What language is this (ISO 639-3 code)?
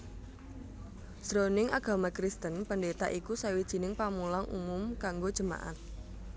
jav